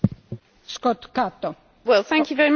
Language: English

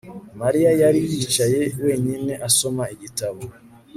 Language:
Kinyarwanda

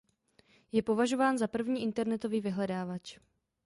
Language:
Czech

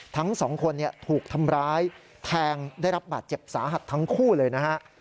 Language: Thai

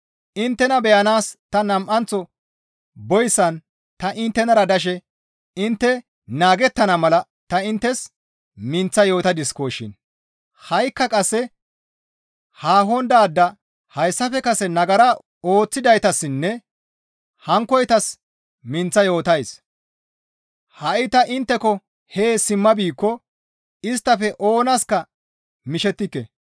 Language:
Gamo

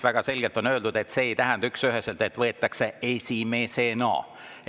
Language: Estonian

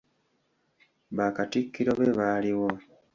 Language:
Ganda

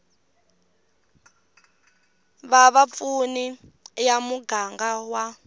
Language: Tsonga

